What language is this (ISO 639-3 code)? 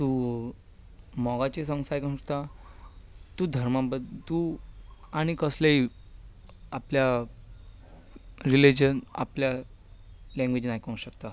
kok